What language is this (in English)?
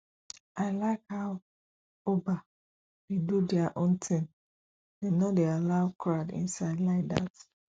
Nigerian Pidgin